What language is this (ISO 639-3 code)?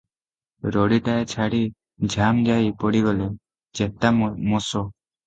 ori